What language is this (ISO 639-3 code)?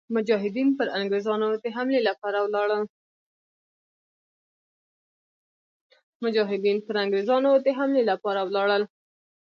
pus